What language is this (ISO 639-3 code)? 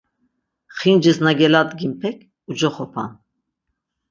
lzz